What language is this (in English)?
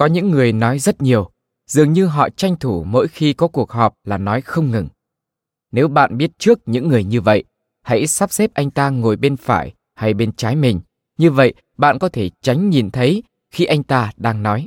Vietnamese